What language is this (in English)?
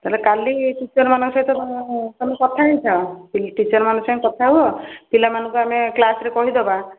Odia